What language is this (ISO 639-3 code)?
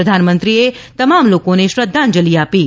guj